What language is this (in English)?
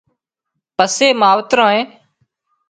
Wadiyara Koli